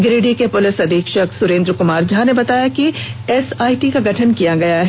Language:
Hindi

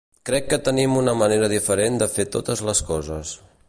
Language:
Catalan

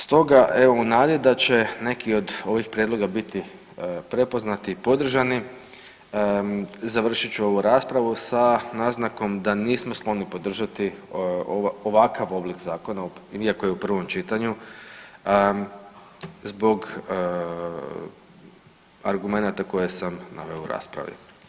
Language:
Croatian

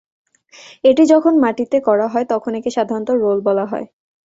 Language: Bangla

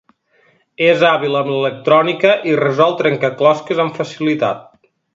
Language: Catalan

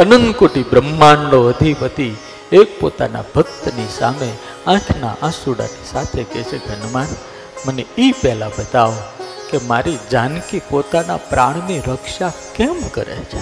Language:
Gujarati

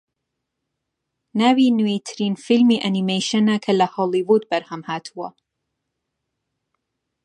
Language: Central Kurdish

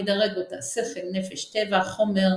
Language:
Hebrew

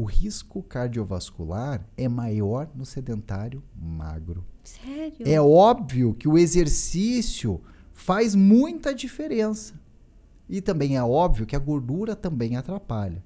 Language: Portuguese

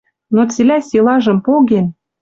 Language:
Western Mari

